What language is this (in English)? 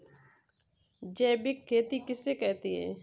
Hindi